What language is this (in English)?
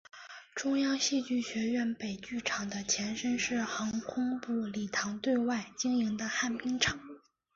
Chinese